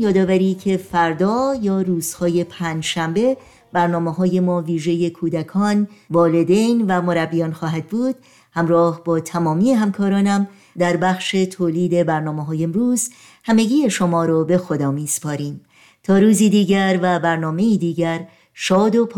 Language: Persian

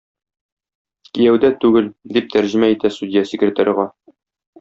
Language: Tatar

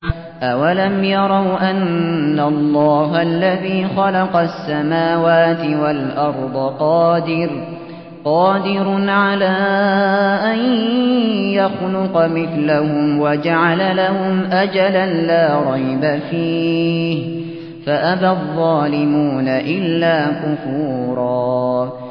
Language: Arabic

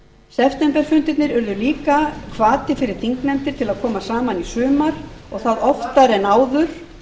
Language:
Icelandic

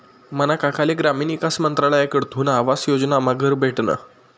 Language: Marathi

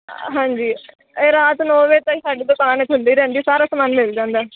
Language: Punjabi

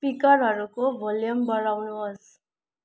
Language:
Nepali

